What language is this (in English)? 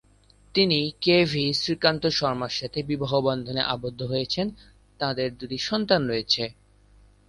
Bangla